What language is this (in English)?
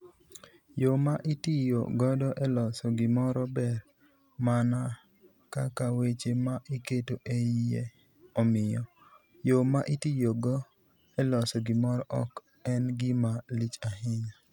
Luo (Kenya and Tanzania)